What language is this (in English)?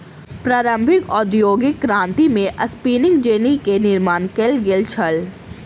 Maithili